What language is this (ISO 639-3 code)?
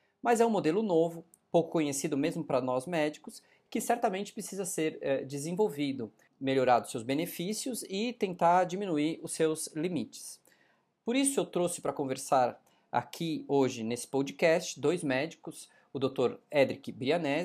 por